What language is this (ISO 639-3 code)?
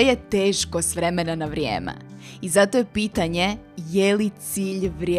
hrv